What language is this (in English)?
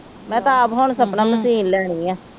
Punjabi